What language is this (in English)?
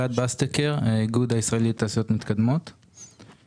Hebrew